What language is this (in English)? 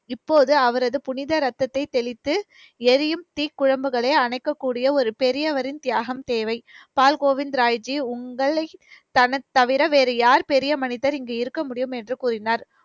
Tamil